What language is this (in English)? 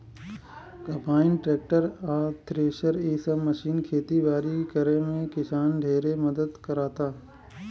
Bhojpuri